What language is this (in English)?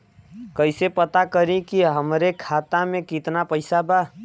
Bhojpuri